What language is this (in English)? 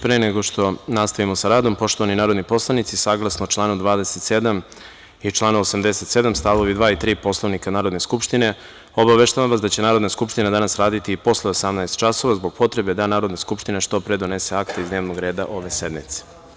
Serbian